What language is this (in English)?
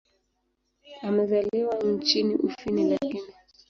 Swahili